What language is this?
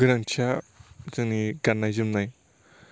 Bodo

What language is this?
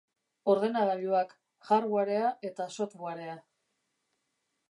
Basque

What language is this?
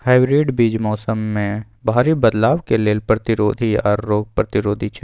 Maithili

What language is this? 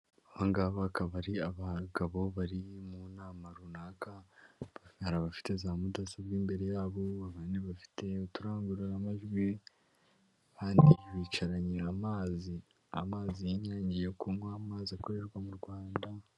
Kinyarwanda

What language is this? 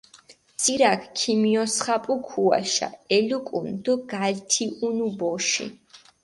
Mingrelian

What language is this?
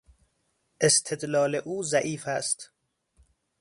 Persian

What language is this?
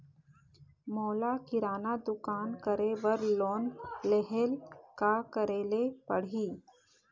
Chhattisgarhi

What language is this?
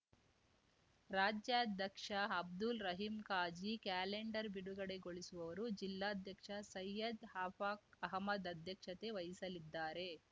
Kannada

